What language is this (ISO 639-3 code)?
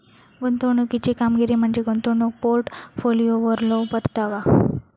mar